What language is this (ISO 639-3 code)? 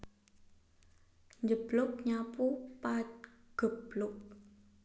jav